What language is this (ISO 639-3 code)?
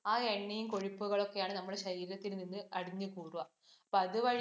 mal